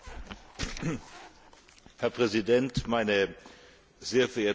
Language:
German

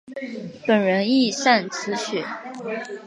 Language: Chinese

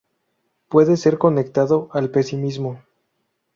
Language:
Spanish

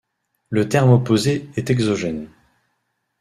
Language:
French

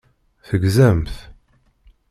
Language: Kabyle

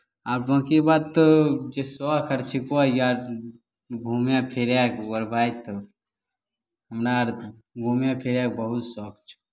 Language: Maithili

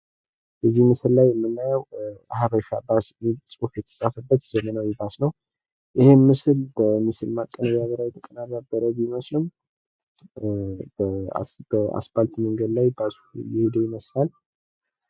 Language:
Amharic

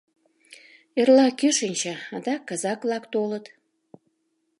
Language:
Mari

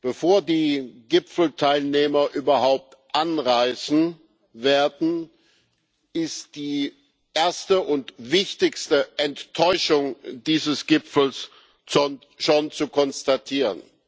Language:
German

